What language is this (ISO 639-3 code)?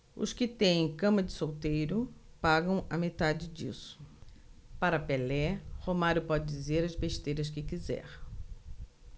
por